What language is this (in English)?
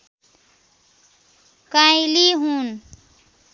Nepali